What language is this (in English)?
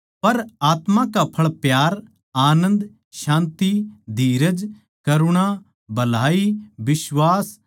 Haryanvi